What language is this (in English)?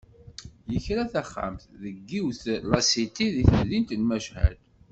Kabyle